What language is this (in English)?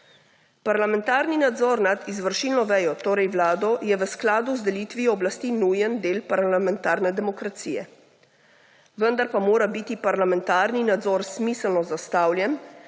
Slovenian